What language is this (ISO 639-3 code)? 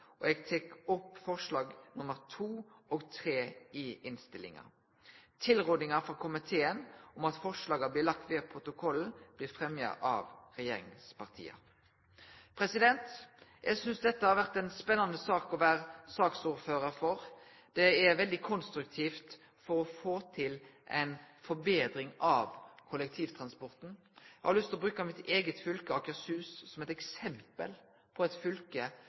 nno